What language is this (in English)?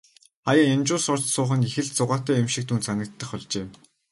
Mongolian